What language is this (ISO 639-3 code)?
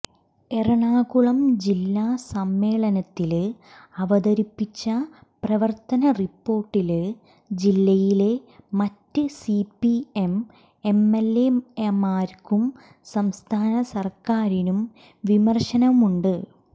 mal